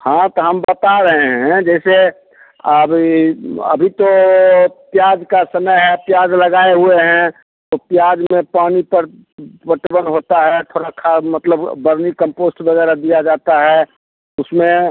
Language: Hindi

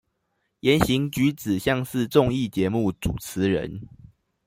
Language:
Chinese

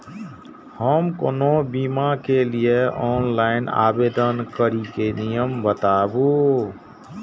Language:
Maithili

